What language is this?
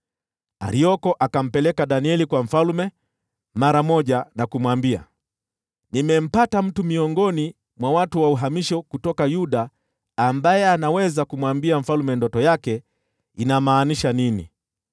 Swahili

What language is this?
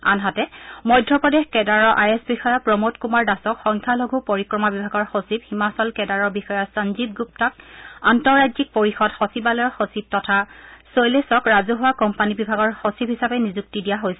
Assamese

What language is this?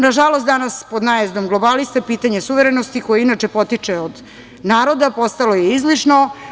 Serbian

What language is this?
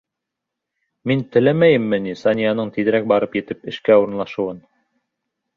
Bashkir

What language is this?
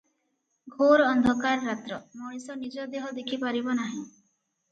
Odia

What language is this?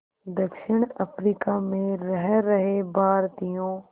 Hindi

